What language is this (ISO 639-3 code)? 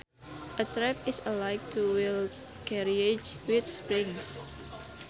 sun